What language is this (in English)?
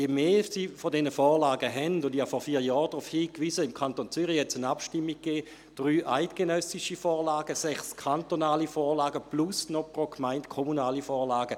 Swiss German